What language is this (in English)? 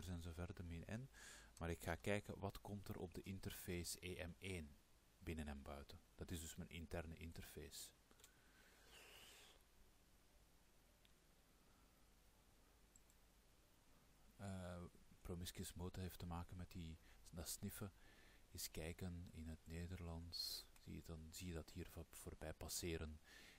Dutch